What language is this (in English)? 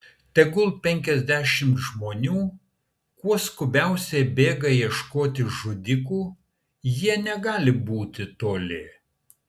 Lithuanian